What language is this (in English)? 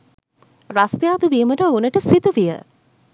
Sinhala